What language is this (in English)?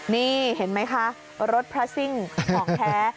Thai